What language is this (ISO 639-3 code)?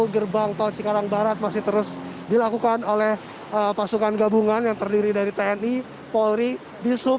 ind